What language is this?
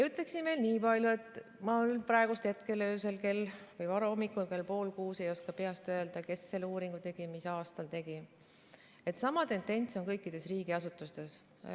Estonian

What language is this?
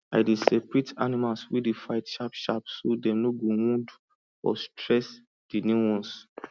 Nigerian Pidgin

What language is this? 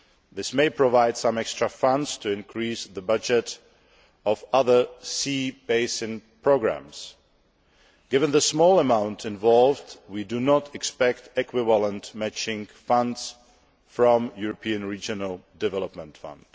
English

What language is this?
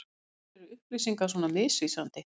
Icelandic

